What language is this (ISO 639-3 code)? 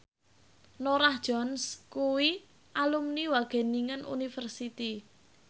jav